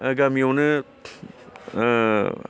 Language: Bodo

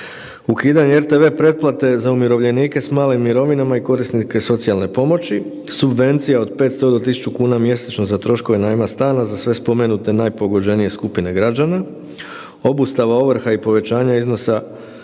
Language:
Croatian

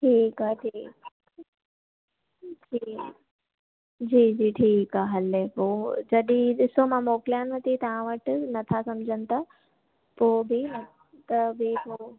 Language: Sindhi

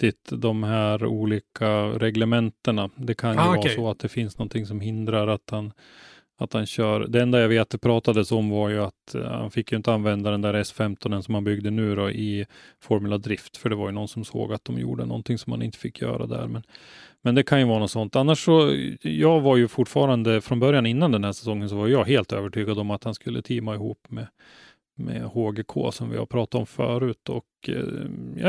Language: Swedish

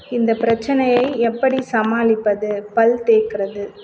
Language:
Tamil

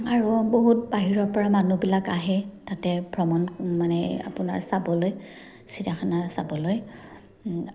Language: Assamese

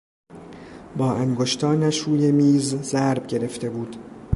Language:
Persian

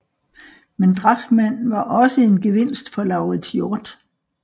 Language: Danish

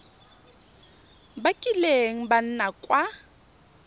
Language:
Tswana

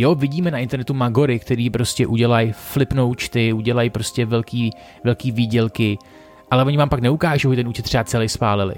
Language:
Czech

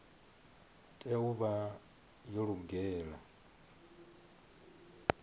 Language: Venda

